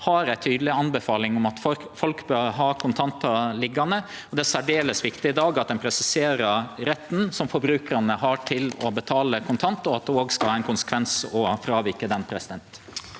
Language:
Norwegian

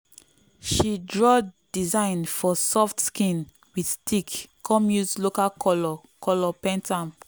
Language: Nigerian Pidgin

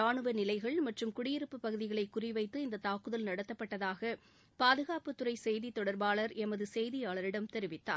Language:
Tamil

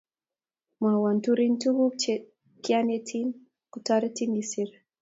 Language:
Kalenjin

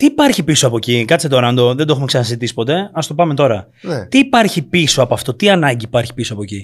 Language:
Greek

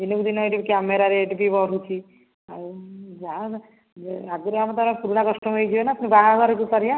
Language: Odia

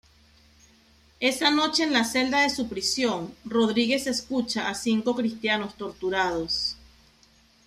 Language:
Spanish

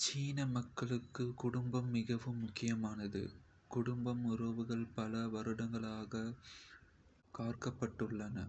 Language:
Kota (India)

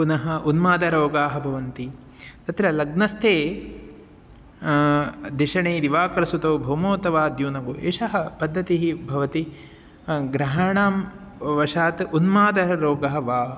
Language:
Sanskrit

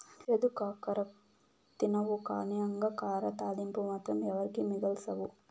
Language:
Telugu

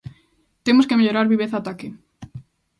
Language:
Galician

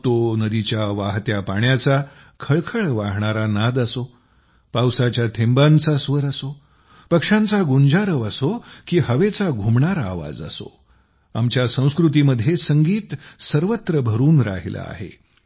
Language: Marathi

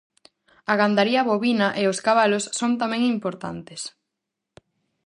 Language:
Galician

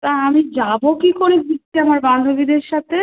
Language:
Bangla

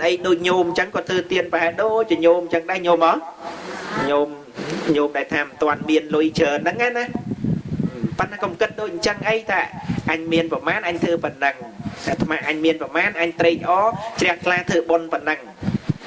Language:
Vietnamese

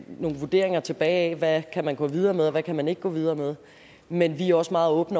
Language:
Danish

